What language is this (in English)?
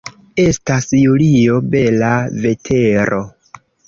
Esperanto